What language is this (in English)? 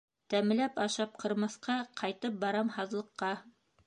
Bashkir